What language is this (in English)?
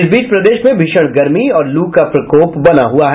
Hindi